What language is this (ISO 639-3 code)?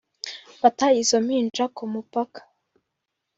kin